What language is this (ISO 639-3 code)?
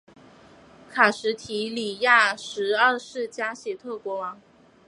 zho